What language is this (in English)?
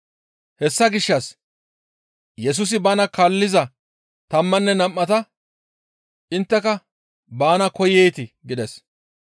Gamo